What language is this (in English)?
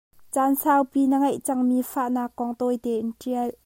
Hakha Chin